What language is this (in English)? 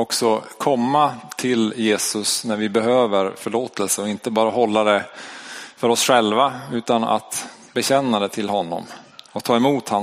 Swedish